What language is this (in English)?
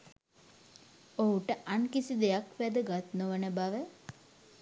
Sinhala